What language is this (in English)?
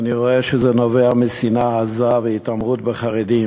Hebrew